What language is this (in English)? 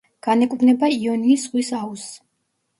Georgian